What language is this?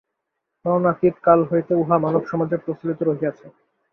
Bangla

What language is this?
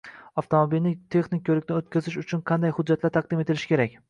Uzbek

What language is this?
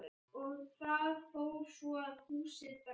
Icelandic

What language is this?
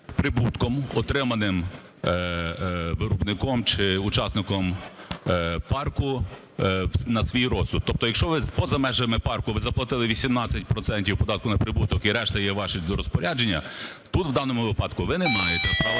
Ukrainian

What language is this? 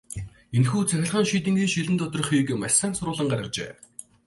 Mongolian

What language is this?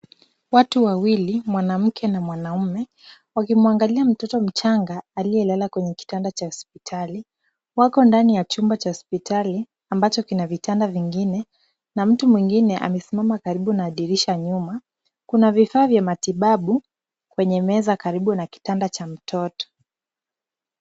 Swahili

